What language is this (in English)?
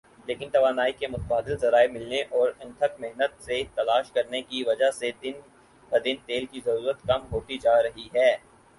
Urdu